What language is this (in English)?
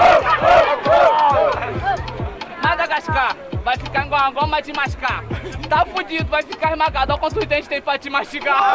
Portuguese